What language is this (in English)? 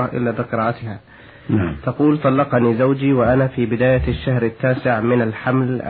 Arabic